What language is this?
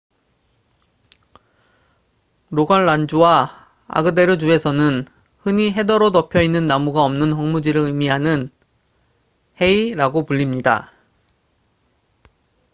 Korean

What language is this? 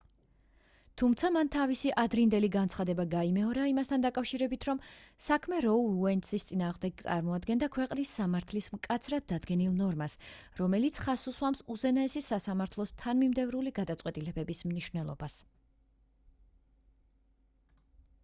Georgian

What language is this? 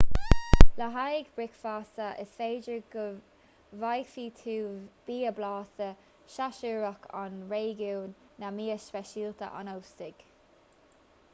Irish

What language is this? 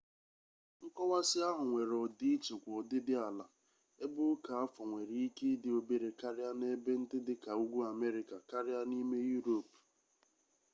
Igbo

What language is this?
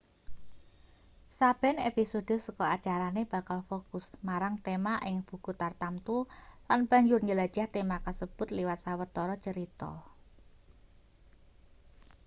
Javanese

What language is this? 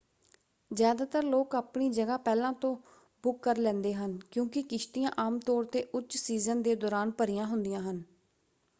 Punjabi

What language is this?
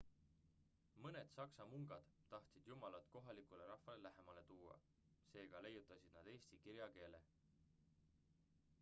Estonian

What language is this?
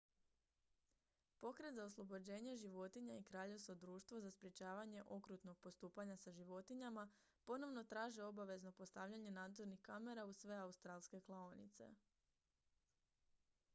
Croatian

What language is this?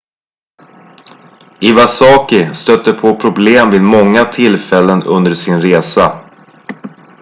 Swedish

